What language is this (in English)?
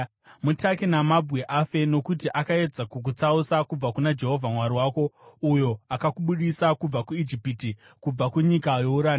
Shona